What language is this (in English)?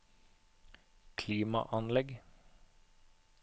Norwegian